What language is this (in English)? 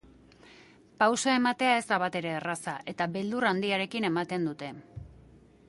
Basque